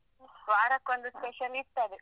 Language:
Kannada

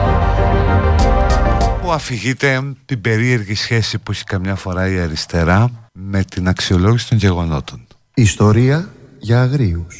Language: Greek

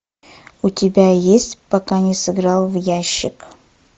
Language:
Russian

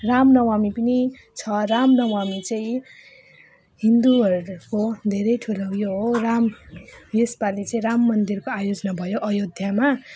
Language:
Nepali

